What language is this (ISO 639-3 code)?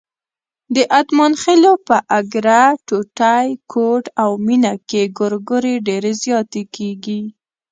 pus